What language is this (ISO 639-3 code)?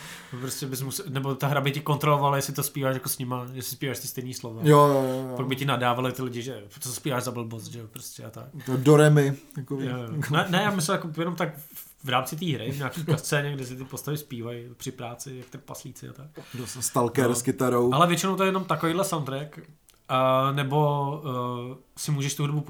ces